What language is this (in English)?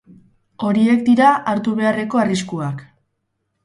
Basque